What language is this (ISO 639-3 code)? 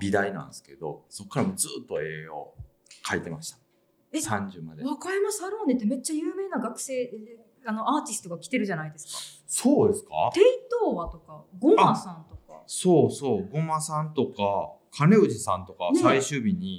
jpn